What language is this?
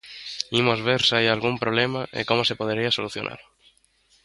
Galician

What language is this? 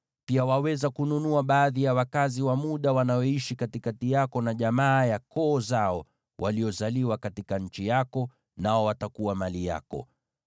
Swahili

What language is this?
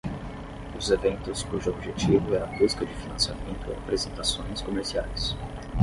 Portuguese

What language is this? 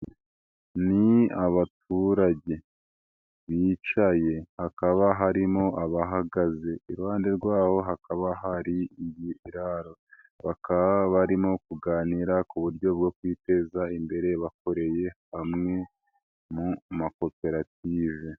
Kinyarwanda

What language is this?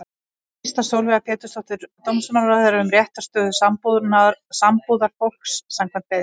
Icelandic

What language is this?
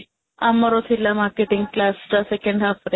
Odia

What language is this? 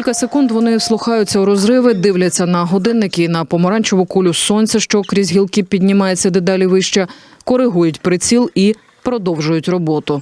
Ukrainian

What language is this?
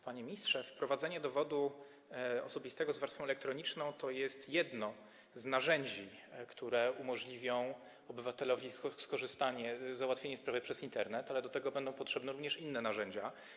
Polish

